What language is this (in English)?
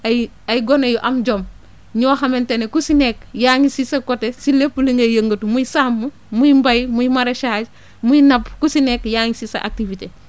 Wolof